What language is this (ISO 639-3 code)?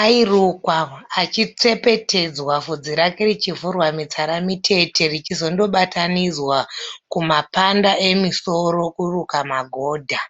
sna